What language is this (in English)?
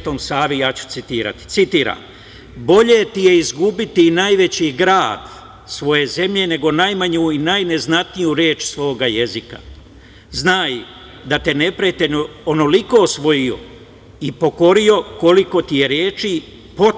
Serbian